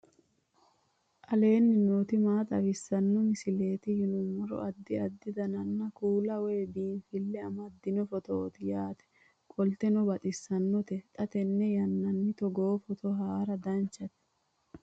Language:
Sidamo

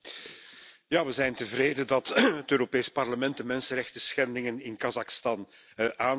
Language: Dutch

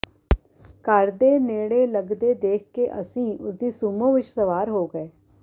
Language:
Punjabi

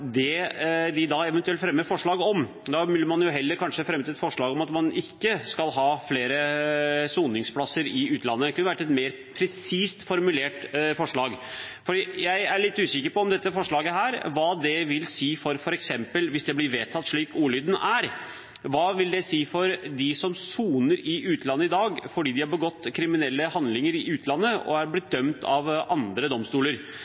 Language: Norwegian Bokmål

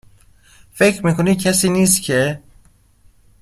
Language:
Persian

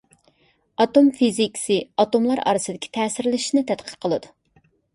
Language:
Uyghur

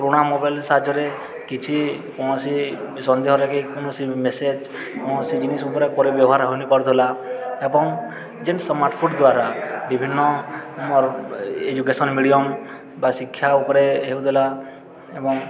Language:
Odia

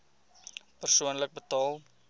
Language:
Afrikaans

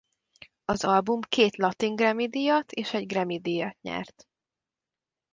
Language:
Hungarian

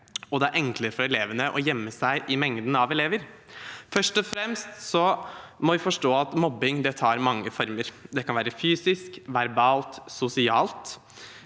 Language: Norwegian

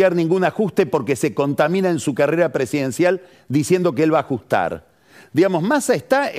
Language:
Spanish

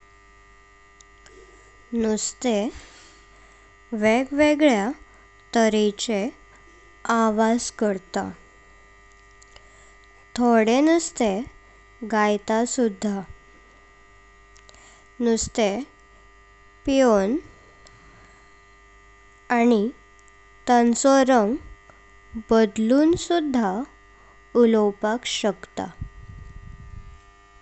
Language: Konkani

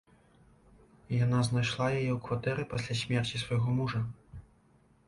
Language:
Belarusian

